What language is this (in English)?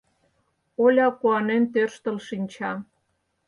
Mari